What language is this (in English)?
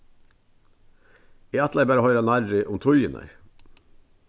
Faroese